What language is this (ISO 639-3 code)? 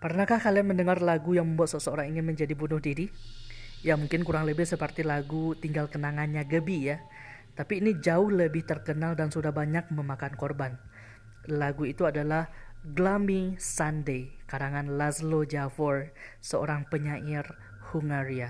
ind